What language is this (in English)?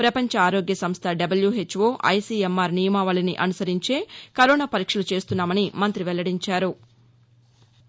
Telugu